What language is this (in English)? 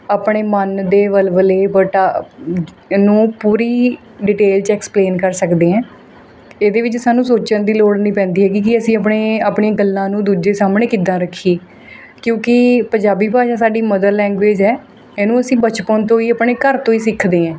Punjabi